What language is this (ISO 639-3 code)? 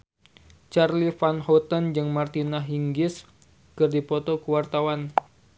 sun